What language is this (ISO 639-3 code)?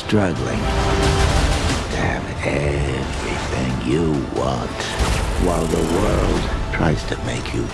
eng